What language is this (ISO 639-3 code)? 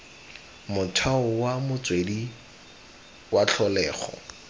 tsn